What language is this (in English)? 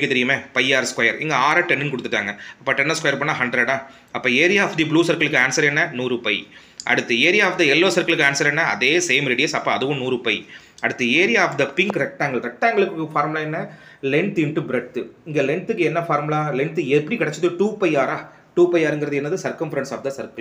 Tamil